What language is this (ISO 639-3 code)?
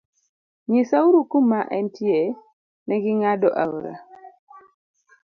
luo